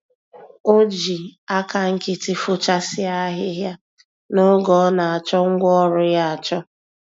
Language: Igbo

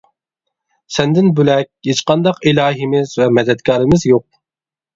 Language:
Uyghur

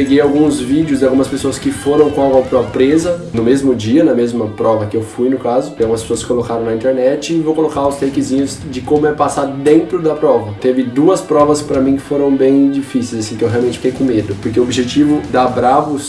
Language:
Portuguese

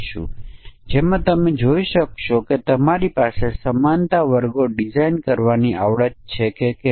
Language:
Gujarati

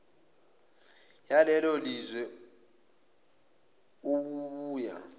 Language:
Zulu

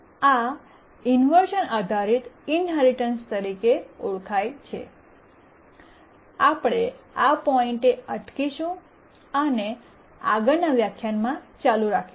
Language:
Gujarati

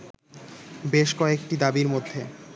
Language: Bangla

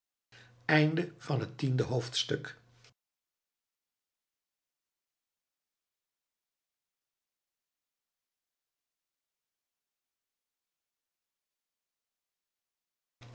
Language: Dutch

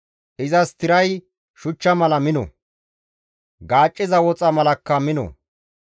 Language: Gamo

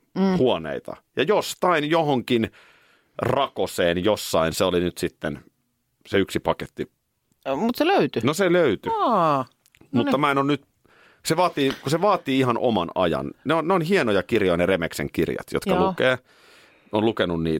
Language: Finnish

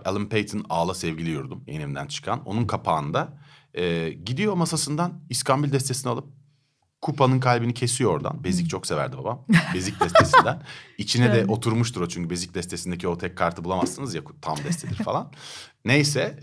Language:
Turkish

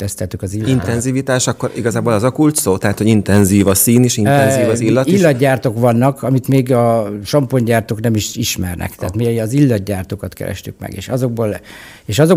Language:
Hungarian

